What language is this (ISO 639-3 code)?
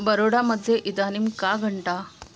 san